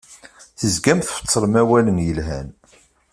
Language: Kabyle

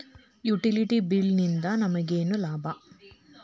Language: Kannada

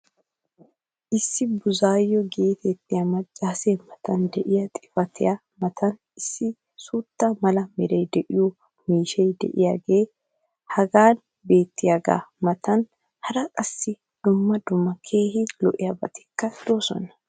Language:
Wolaytta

